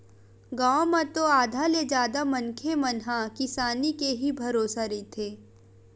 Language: Chhattisgarhi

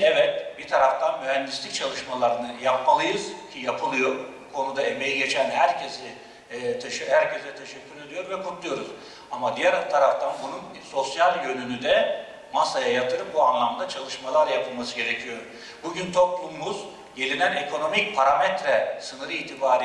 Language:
Turkish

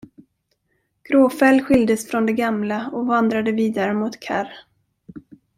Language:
Swedish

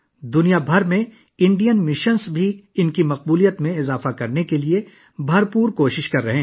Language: Urdu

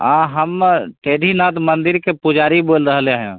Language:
Hindi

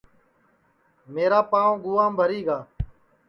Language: Sansi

